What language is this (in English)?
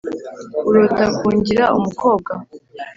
Kinyarwanda